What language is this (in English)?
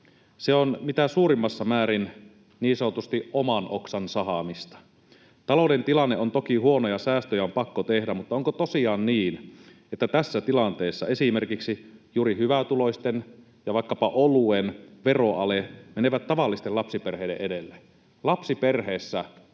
Finnish